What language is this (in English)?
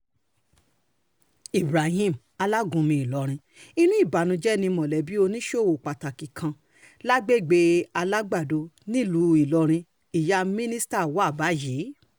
Yoruba